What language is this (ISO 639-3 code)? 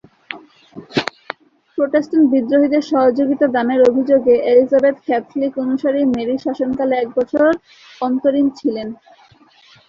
ben